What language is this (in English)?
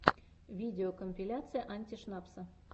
Russian